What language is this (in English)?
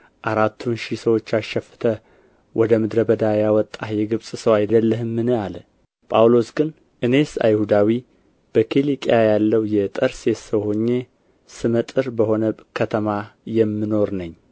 Amharic